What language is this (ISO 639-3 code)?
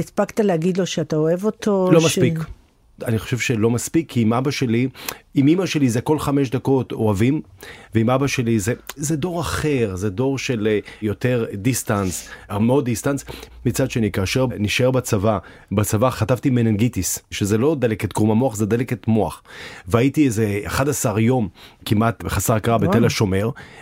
heb